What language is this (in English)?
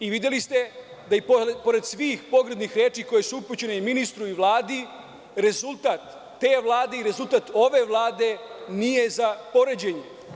Serbian